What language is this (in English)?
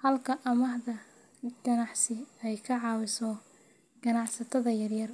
Somali